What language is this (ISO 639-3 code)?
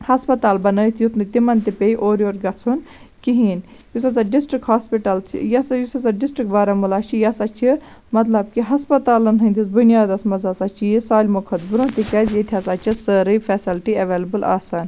kas